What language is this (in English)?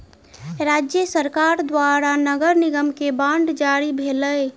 Maithili